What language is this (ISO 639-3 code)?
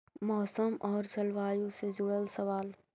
mag